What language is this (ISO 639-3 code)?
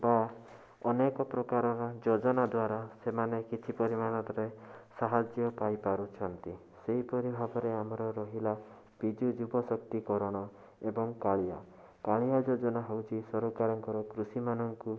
ori